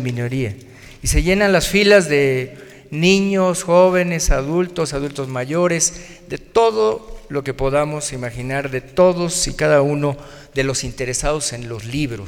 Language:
Spanish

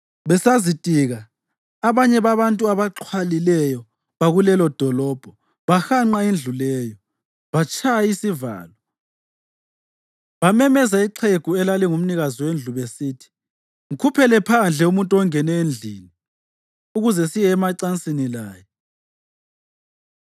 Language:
North Ndebele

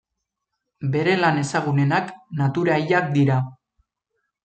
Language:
Basque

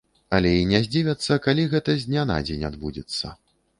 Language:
Belarusian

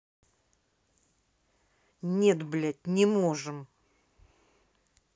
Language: Russian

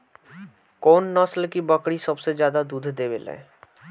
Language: Bhojpuri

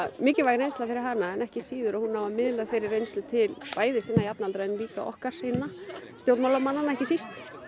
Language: Icelandic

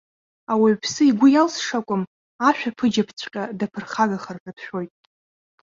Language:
Abkhazian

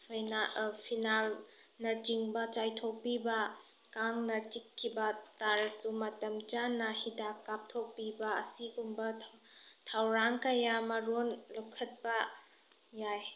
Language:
Manipuri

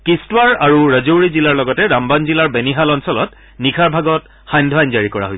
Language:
Assamese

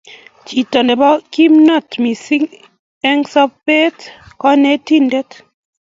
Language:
Kalenjin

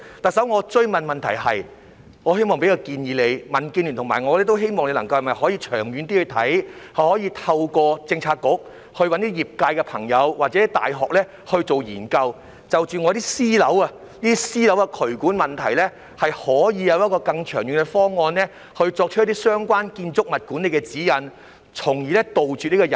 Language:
Cantonese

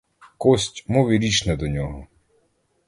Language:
Ukrainian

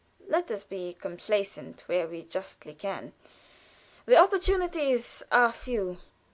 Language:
English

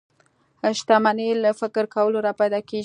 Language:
Pashto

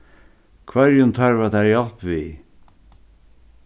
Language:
Faroese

